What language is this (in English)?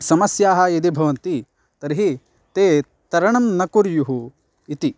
Sanskrit